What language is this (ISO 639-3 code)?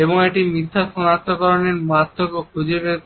ben